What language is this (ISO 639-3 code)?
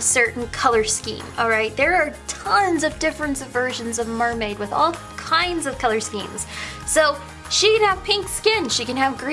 eng